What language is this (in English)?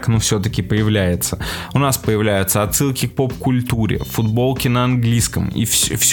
Russian